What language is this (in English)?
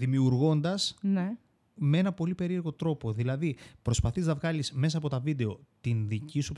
Greek